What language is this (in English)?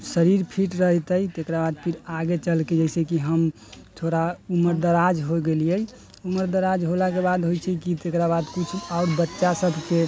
Maithili